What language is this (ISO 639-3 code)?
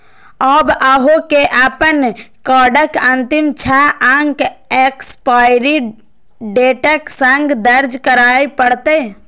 mai